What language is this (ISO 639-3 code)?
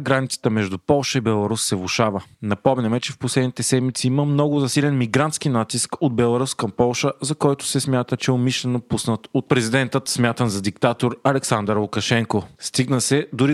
bul